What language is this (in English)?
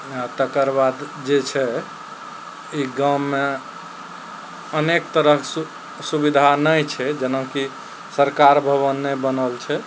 Maithili